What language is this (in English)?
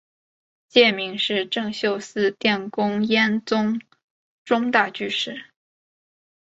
Chinese